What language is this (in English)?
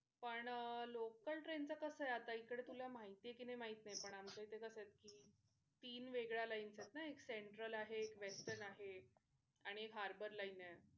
Marathi